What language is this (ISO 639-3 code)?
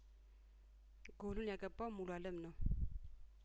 amh